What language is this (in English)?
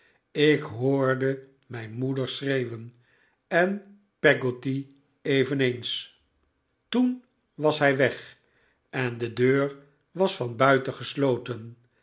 Dutch